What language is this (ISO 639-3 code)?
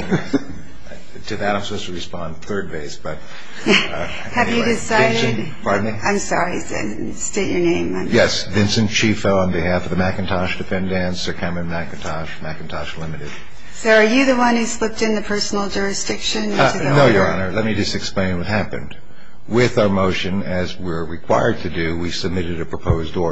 eng